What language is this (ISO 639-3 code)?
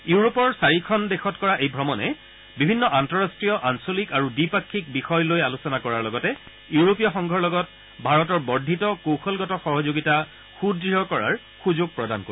asm